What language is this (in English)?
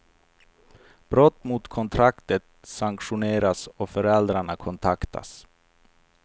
Swedish